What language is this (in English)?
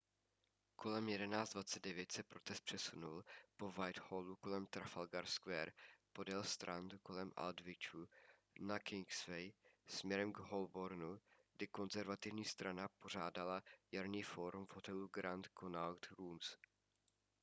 Czech